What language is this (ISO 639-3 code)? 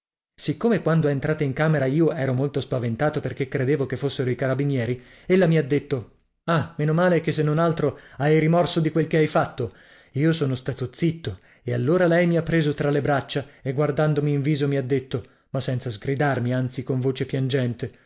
ita